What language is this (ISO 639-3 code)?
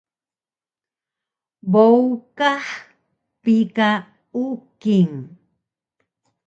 trv